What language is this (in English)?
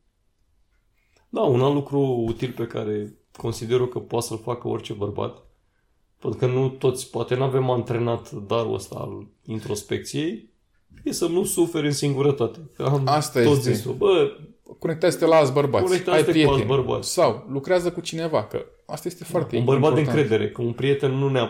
Romanian